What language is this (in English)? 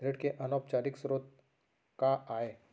Chhattisgarhi